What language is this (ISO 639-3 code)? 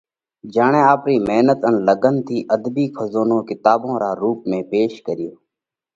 kvx